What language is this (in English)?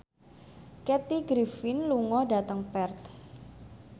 Javanese